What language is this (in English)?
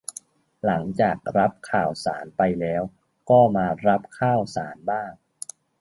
Thai